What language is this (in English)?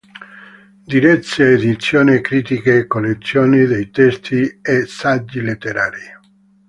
Italian